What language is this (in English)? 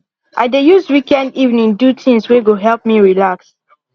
Nigerian Pidgin